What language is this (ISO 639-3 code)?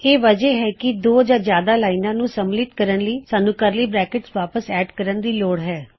pan